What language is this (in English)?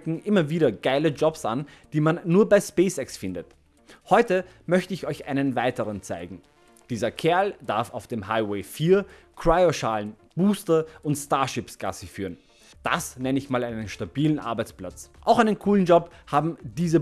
German